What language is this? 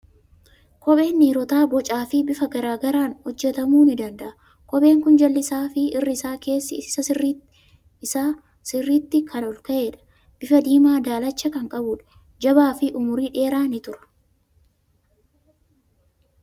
Oromo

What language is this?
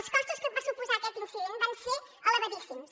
Catalan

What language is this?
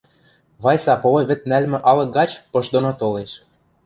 Western Mari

